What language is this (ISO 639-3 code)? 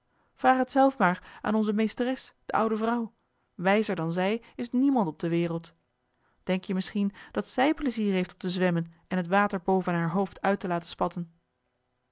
nld